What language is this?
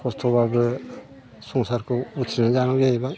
Bodo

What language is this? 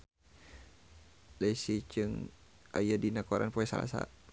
Sundanese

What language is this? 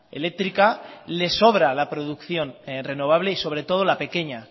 Spanish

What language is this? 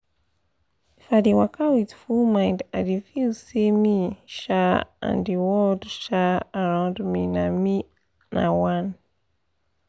Nigerian Pidgin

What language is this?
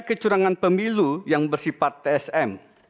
Indonesian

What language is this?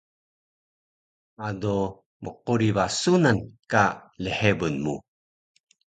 Taroko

